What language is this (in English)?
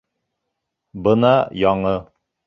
Bashkir